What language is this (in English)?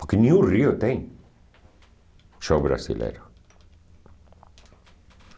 Portuguese